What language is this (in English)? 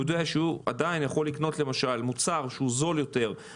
Hebrew